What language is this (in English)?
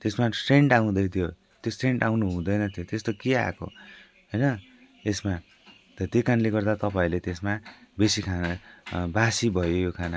Nepali